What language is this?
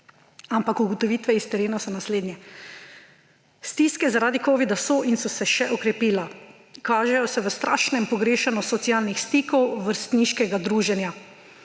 Slovenian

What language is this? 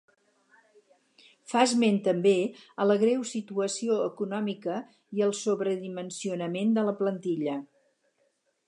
Catalan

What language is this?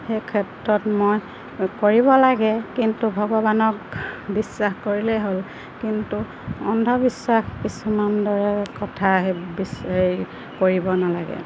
Assamese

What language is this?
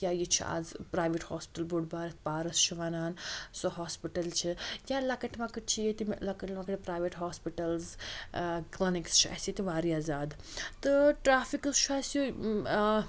Kashmiri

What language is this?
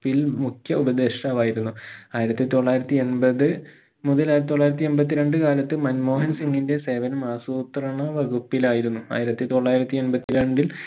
Malayalam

